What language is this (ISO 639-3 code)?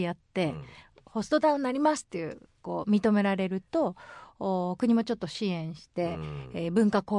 jpn